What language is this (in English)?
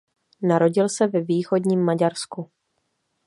Czech